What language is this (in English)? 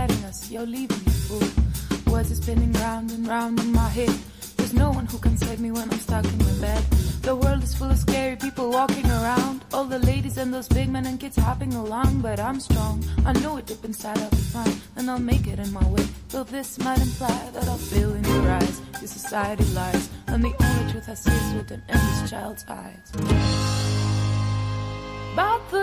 Greek